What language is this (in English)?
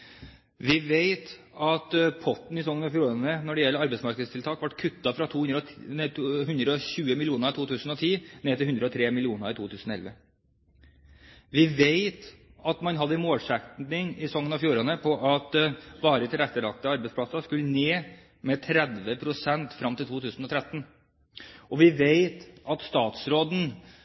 Norwegian Bokmål